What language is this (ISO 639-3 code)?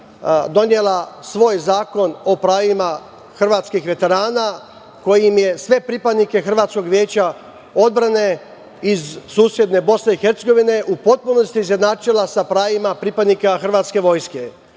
srp